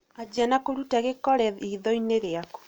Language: Kikuyu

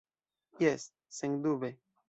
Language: Esperanto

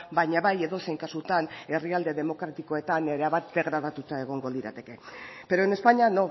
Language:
Basque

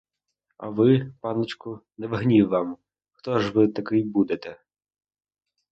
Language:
Ukrainian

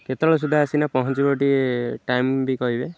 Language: Odia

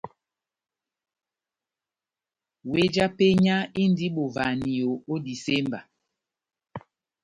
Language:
Batanga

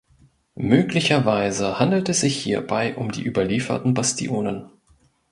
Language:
German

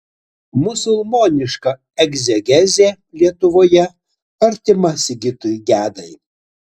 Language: Lithuanian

